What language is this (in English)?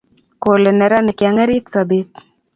Kalenjin